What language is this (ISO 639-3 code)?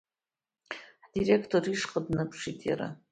abk